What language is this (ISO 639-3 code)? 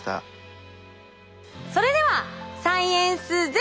jpn